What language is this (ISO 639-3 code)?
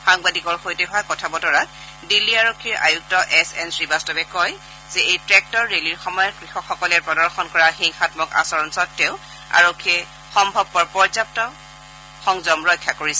asm